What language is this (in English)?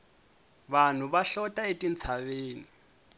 Tsonga